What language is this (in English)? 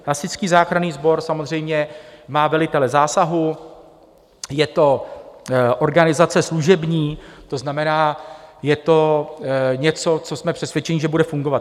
Czech